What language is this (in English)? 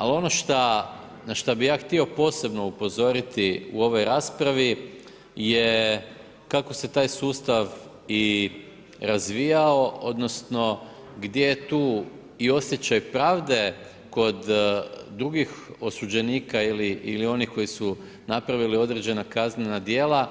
Croatian